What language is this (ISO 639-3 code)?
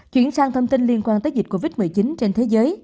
vie